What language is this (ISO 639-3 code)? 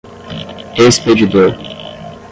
por